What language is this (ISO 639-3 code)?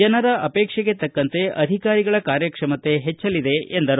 kan